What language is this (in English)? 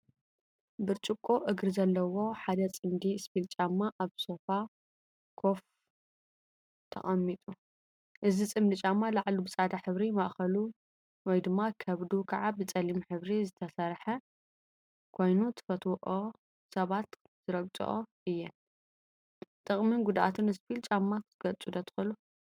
Tigrinya